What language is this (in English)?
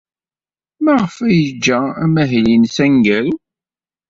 Kabyle